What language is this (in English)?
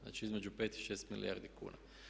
Croatian